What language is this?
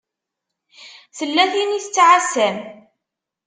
Kabyle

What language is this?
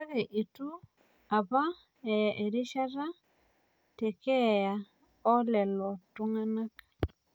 Masai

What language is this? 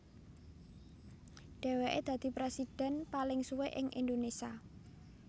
Javanese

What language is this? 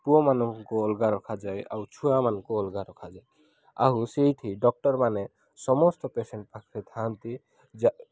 Odia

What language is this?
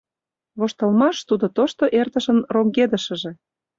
Mari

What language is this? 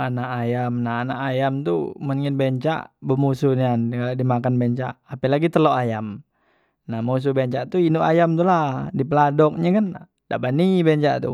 Musi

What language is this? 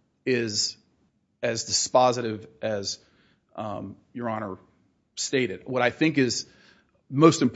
English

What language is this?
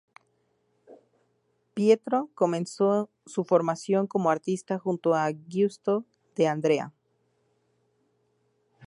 Spanish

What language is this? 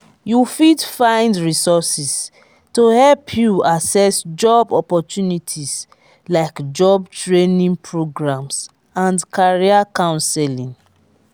Nigerian Pidgin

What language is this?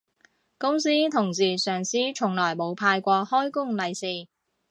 Cantonese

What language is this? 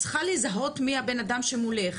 Hebrew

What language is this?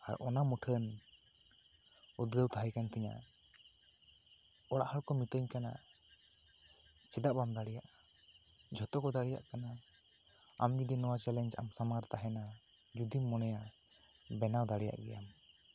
Santali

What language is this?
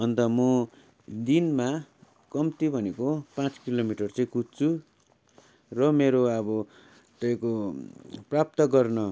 Nepali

